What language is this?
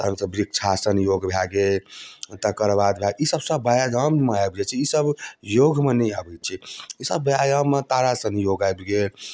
Maithili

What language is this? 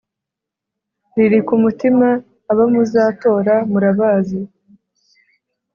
Kinyarwanda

